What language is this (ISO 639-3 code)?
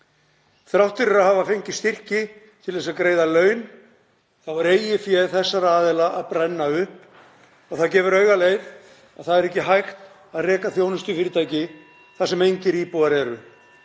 isl